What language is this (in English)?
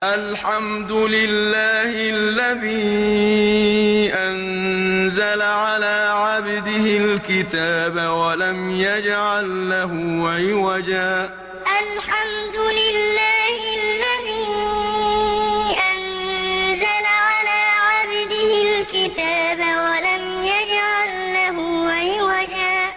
Arabic